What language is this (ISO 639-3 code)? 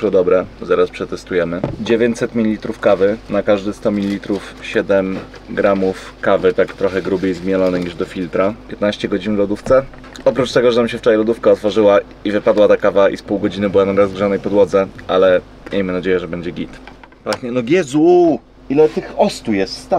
pol